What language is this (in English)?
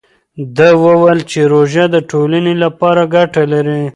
Pashto